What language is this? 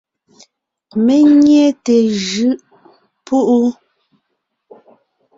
Ngiemboon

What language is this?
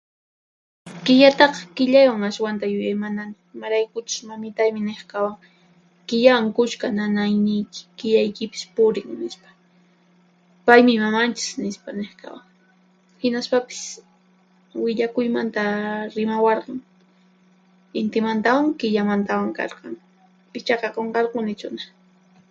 Puno Quechua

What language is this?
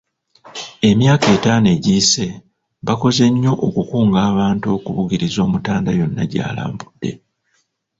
Ganda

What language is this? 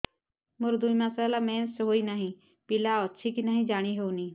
Odia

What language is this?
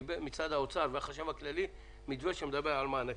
Hebrew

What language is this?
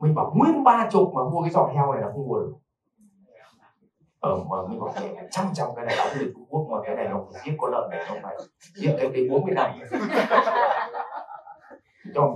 Vietnamese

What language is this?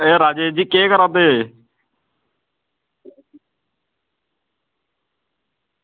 Dogri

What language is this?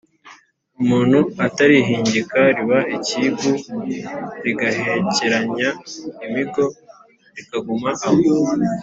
Kinyarwanda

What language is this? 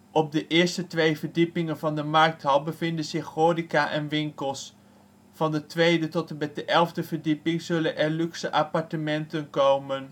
Dutch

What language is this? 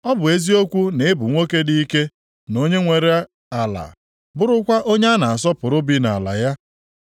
Igbo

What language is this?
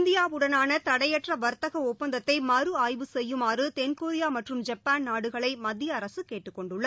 Tamil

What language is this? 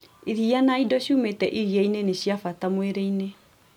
Kikuyu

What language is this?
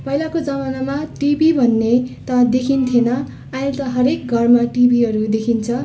Nepali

